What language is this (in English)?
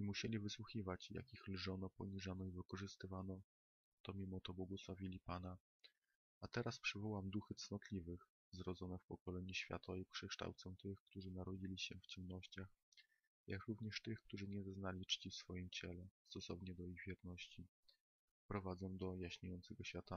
Polish